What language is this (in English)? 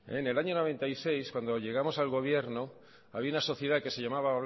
Spanish